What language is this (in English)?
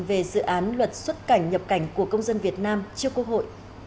Vietnamese